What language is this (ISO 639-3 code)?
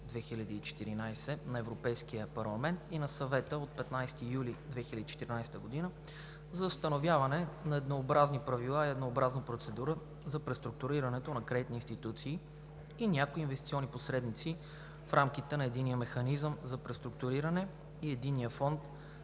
bul